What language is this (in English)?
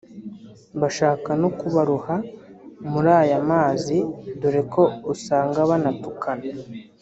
Kinyarwanda